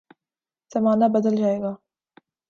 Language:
Urdu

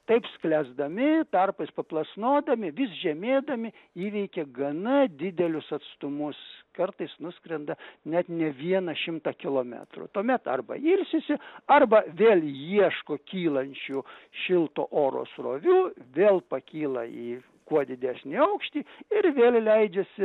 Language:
Lithuanian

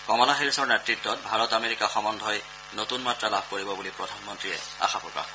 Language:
Assamese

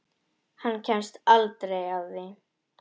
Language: Icelandic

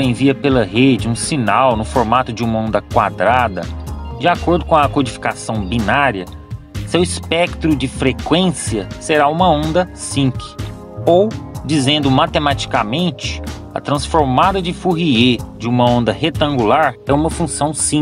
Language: Portuguese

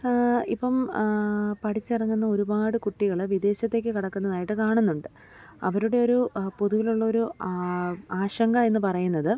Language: Malayalam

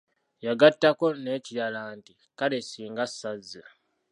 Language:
Ganda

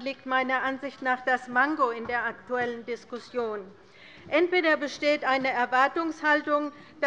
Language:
German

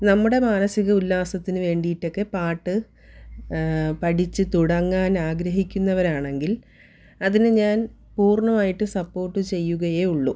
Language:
Malayalam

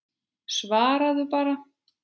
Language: Icelandic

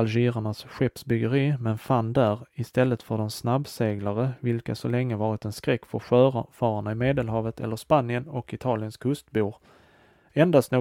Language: Swedish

